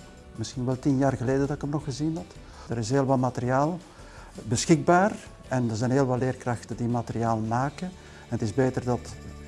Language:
Dutch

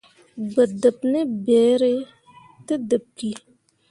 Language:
Mundang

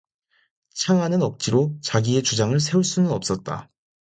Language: Korean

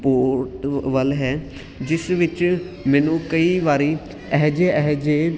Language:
Punjabi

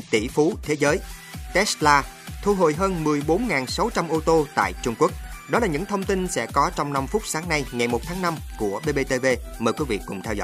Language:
Vietnamese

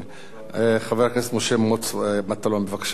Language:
Hebrew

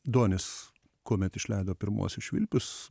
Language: Lithuanian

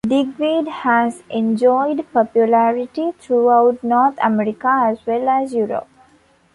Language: English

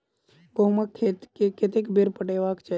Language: Maithili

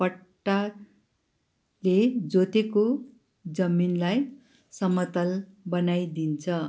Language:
Nepali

